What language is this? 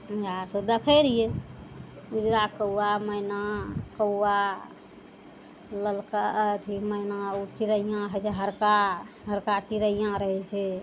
Maithili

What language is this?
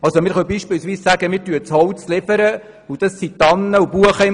Swiss German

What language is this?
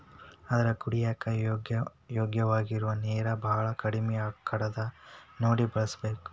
Kannada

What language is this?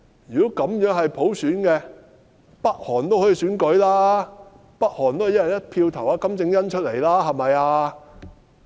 Cantonese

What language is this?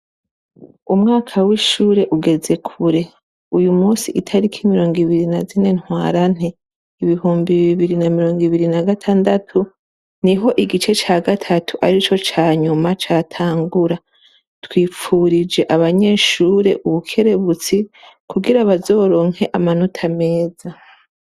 Rundi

